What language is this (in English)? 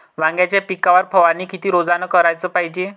Marathi